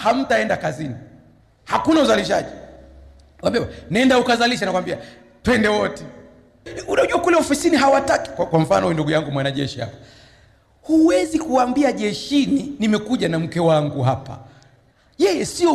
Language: Swahili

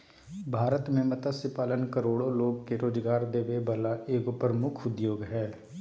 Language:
Magahi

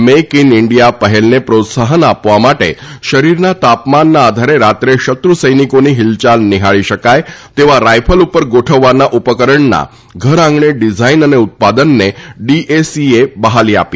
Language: Gujarati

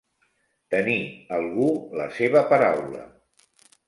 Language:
Catalan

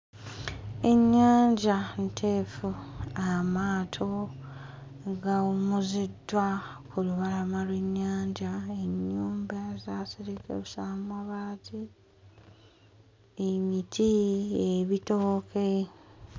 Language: Ganda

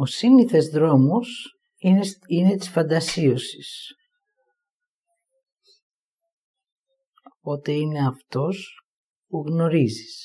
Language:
Greek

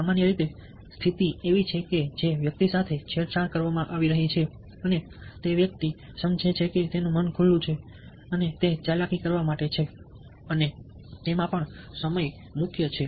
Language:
Gujarati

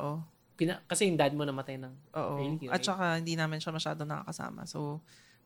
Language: Filipino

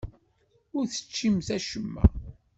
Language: Kabyle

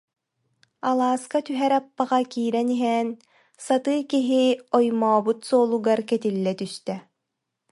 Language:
Yakut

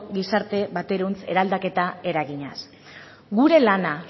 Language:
Basque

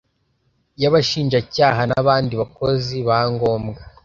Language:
Kinyarwanda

